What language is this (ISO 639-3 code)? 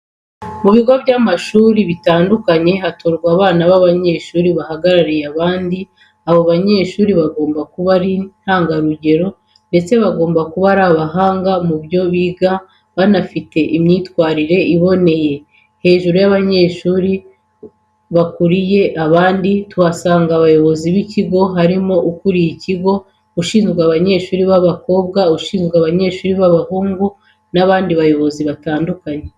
kin